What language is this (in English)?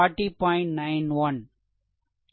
Tamil